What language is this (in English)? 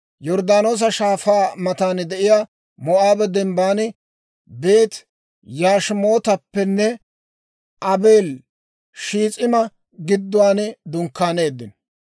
Dawro